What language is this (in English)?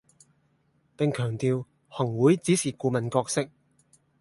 Cantonese